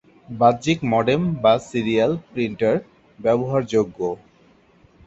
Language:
Bangla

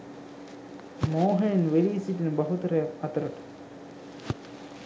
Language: Sinhala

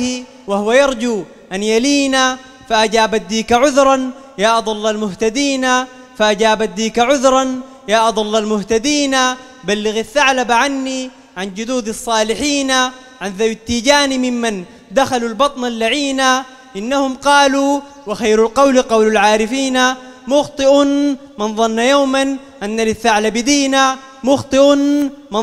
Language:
Arabic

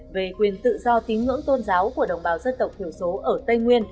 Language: Vietnamese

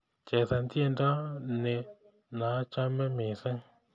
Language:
Kalenjin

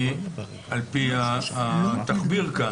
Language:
Hebrew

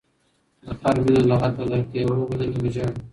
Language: Pashto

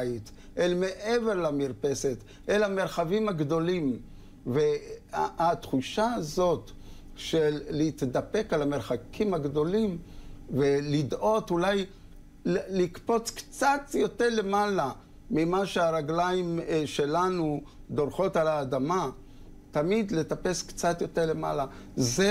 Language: Hebrew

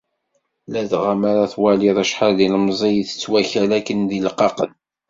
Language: Kabyle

